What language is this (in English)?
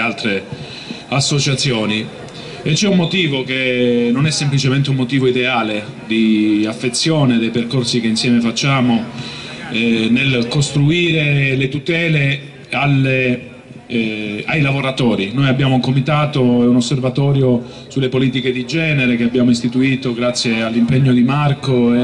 Italian